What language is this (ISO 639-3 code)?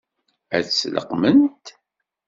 kab